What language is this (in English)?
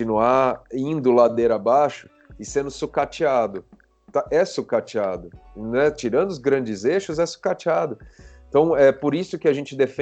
Portuguese